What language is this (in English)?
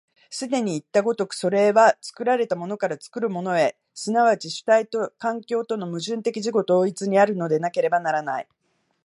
Japanese